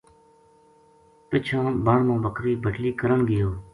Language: Gujari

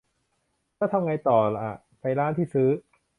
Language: Thai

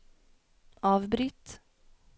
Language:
Norwegian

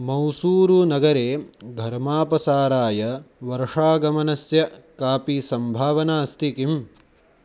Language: Sanskrit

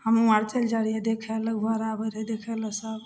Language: Maithili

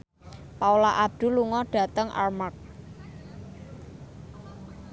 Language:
Javanese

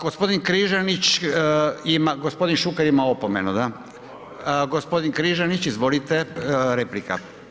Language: Croatian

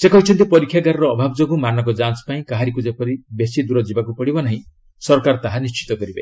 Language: Odia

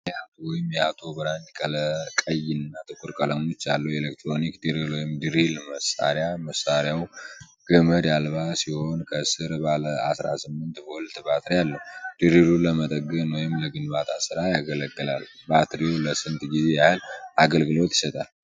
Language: Amharic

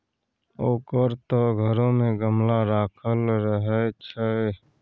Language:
Maithili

